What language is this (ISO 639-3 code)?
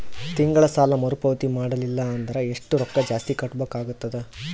kan